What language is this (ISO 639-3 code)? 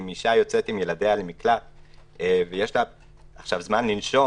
heb